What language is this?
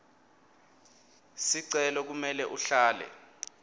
Swati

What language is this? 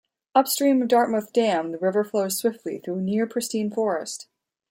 English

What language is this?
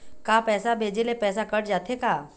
Chhattisgarhi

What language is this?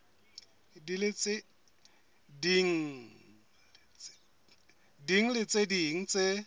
Southern Sotho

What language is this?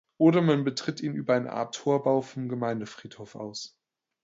German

